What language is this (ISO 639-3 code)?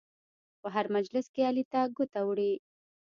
pus